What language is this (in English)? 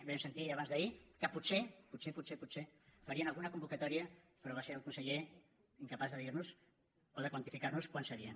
Catalan